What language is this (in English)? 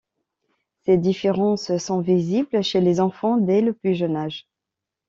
French